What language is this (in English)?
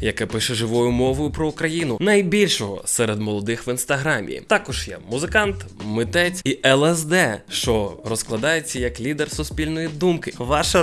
Ukrainian